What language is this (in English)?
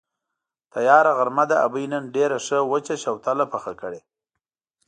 Pashto